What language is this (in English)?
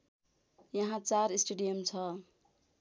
Nepali